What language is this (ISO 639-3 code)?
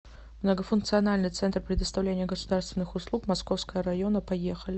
rus